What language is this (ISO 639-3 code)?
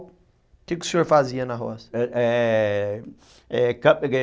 por